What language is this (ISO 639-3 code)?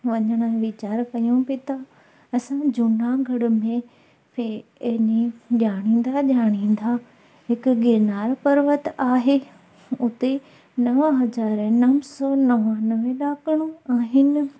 snd